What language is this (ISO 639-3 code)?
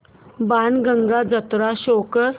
mar